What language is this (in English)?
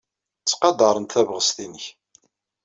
Kabyle